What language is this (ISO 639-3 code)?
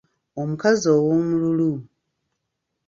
lug